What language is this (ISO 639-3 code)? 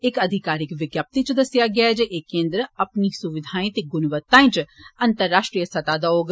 doi